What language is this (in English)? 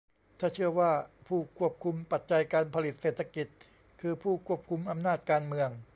Thai